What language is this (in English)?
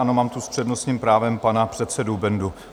Czech